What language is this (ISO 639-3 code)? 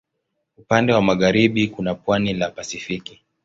swa